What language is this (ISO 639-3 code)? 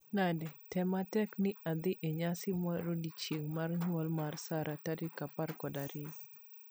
luo